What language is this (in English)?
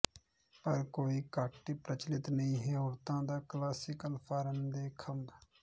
Punjabi